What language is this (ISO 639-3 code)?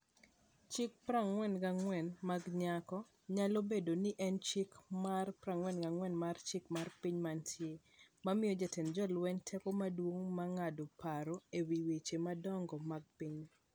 luo